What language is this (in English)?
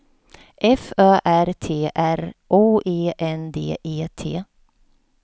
Swedish